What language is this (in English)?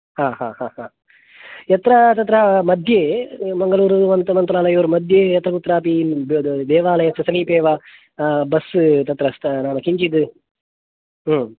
Sanskrit